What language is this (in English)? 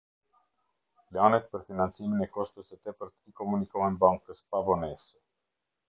Albanian